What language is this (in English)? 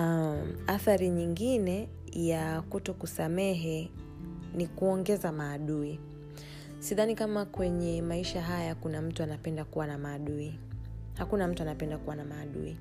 Swahili